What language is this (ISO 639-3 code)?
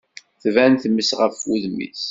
kab